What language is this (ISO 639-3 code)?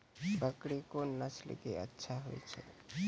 mai